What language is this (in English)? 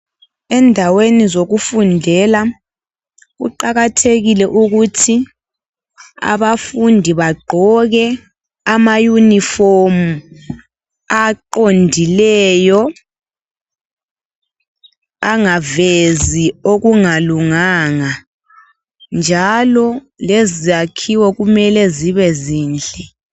North Ndebele